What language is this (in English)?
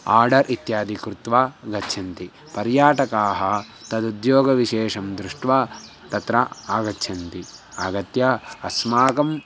Sanskrit